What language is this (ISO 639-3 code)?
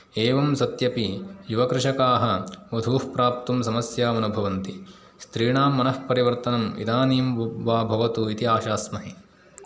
san